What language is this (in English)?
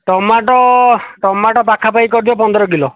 Odia